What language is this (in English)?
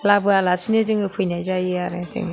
Bodo